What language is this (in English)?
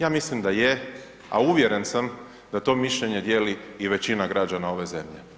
Croatian